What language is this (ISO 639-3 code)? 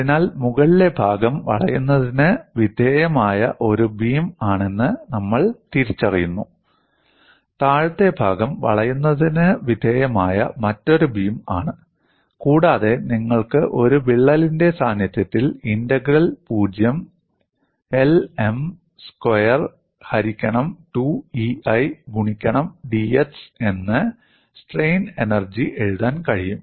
mal